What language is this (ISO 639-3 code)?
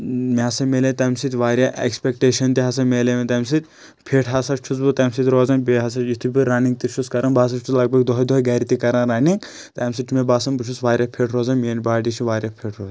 kas